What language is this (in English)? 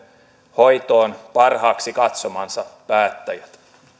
Finnish